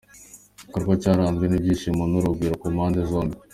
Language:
Kinyarwanda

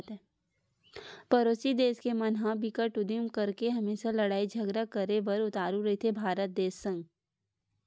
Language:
Chhattisgarhi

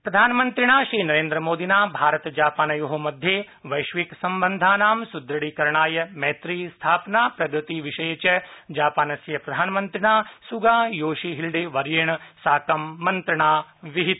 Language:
Sanskrit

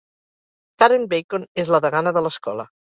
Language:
Catalan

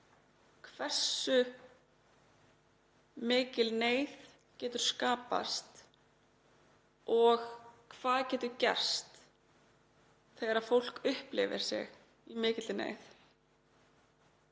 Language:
Icelandic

